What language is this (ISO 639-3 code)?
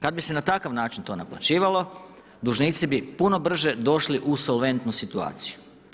hrv